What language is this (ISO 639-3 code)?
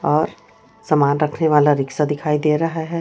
hin